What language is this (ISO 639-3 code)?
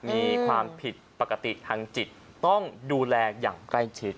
tha